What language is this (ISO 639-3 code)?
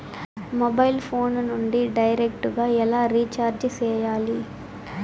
tel